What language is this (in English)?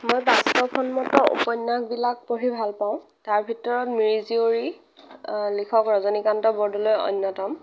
Assamese